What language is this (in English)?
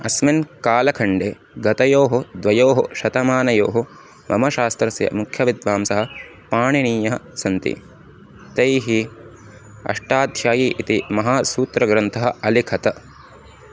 Sanskrit